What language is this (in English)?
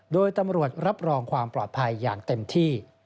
Thai